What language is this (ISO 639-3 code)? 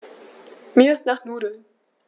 deu